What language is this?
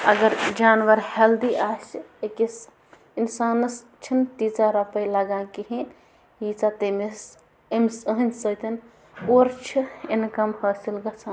Kashmiri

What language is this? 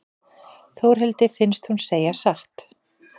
Icelandic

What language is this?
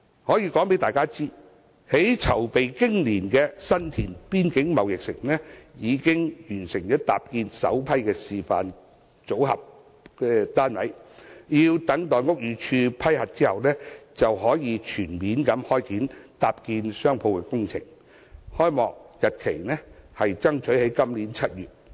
Cantonese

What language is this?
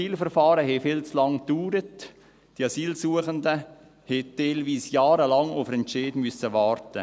Swiss German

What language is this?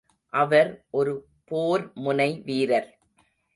Tamil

